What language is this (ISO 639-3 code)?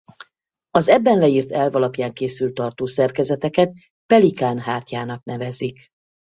hun